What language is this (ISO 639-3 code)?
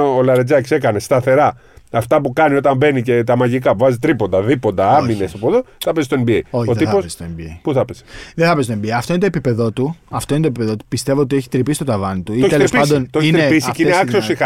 ell